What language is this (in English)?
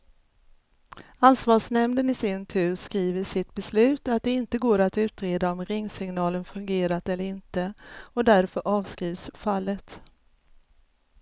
Swedish